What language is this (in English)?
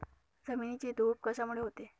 Marathi